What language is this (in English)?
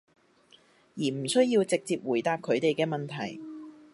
Cantonese